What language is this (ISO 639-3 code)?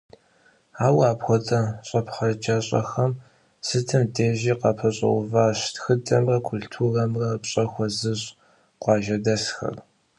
kbd